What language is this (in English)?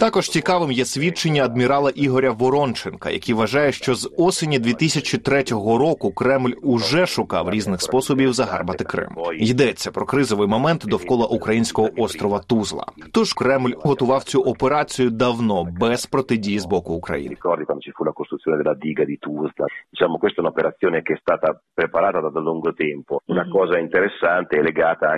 Ukrainian